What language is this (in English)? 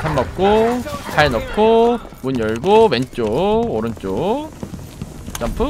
Korean